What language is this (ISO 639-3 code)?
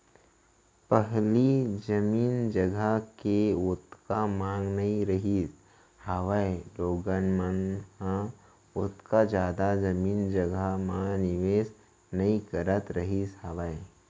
hne